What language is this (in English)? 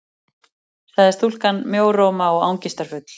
Icelandic